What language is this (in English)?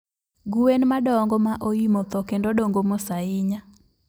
Luo (Kenya and Tanzania)